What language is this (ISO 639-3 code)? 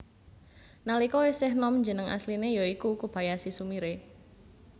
jav